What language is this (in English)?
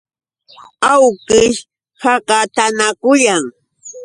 Yauyos Quechua